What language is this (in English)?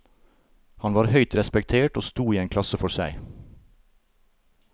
Norwegian